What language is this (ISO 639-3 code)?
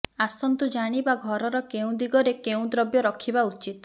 ori